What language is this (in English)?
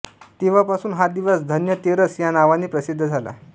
Marathi